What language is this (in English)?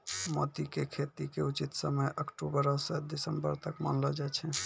Maithili